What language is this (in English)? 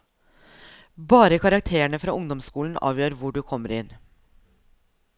Norwegian